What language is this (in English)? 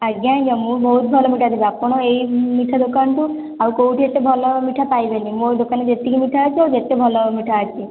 Odia